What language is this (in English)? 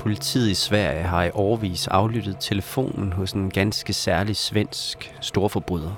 Danish